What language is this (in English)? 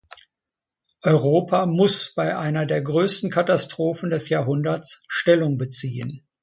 German